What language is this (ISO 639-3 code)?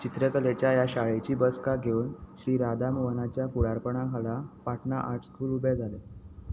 kok